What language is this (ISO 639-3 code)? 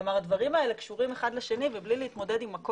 heb